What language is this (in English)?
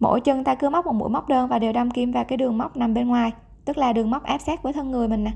Vietnamese